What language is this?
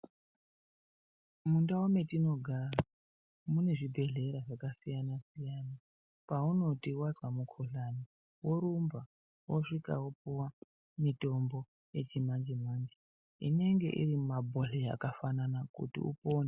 Ndau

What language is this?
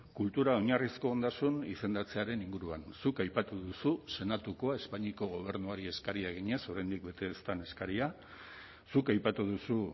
Basque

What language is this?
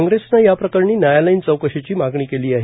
Marathi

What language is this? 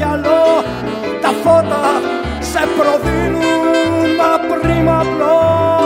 Greek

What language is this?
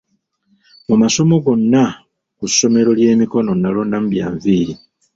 Ganda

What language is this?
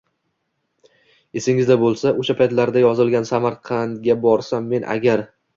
Uzbek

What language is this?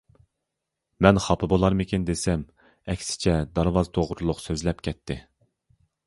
Uyghur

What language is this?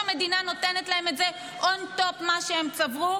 Hebrew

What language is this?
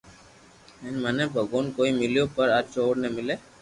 Loarki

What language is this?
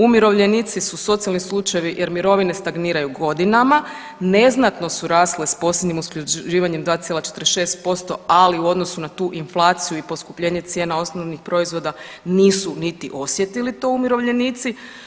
Croatian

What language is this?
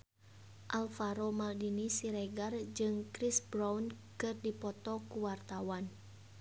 Sundanese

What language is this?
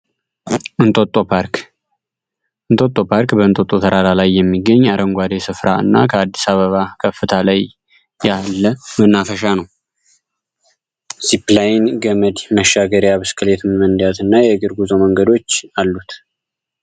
Amharic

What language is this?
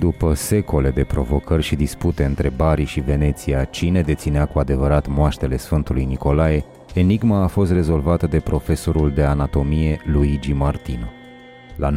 Romanian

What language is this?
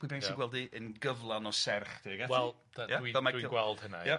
Welsh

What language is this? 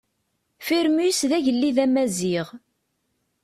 Kabyle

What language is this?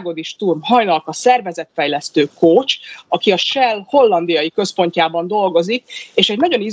Hungarian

